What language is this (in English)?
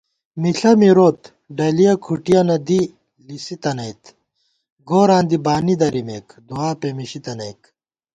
Gawar-Bati